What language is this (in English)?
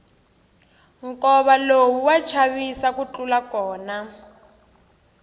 Tsonga